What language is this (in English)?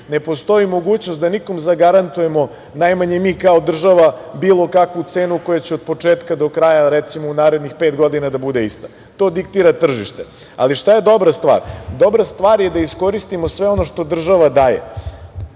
Serbian